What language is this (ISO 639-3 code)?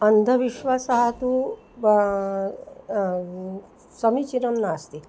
san